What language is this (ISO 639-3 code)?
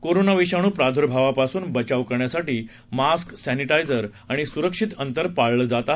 mar